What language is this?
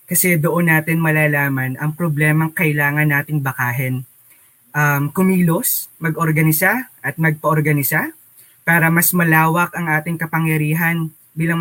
Filipino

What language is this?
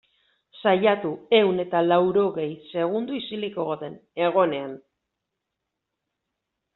Basque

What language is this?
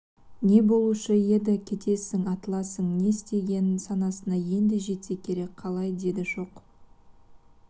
Kazakh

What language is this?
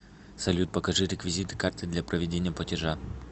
Russian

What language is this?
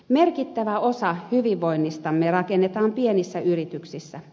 Finnish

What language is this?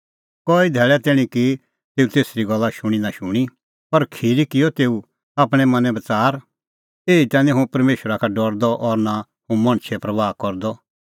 Kullu Pahari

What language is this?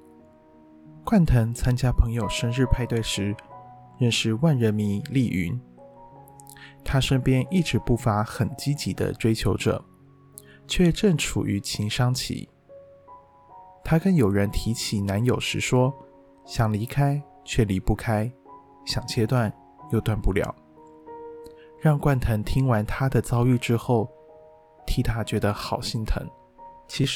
Chinese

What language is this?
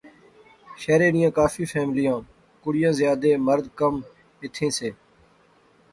Pahari-Potwari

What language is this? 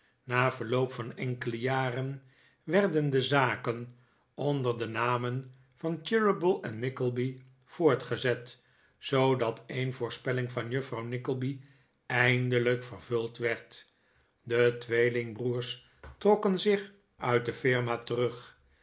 Dutch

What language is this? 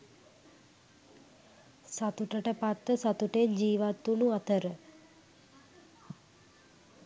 Sinhala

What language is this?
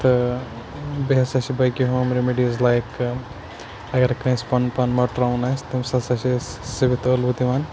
Kashmiri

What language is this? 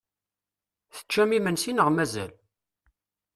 Kabyle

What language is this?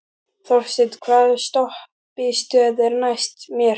Icelandic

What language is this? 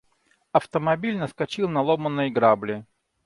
Russian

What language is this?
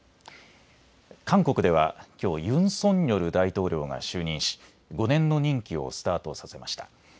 Japanese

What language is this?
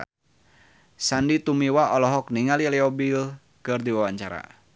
Sundanese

